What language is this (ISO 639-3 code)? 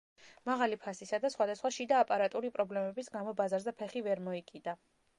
kat